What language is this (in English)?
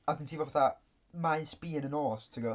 Welsh